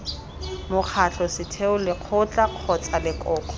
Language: Tswana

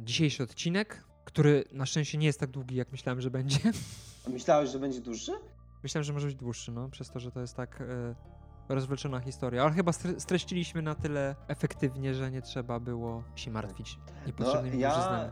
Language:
Polish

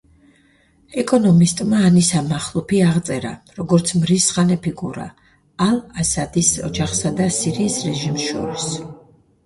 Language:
Georgian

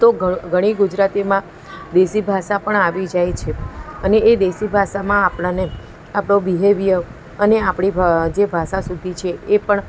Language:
Gujarati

